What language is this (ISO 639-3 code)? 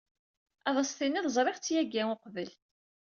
kab